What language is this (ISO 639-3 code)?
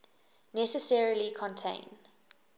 eng